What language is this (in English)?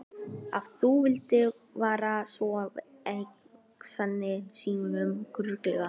Icelandic